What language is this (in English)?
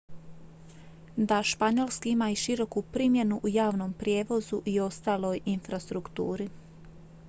Croatian